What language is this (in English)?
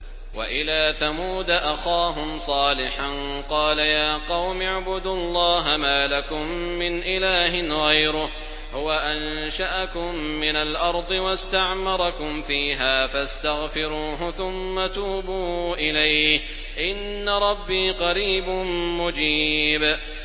Arabic